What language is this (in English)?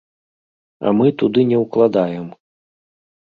Belarusian